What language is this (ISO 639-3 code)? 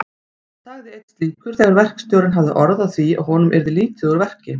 isl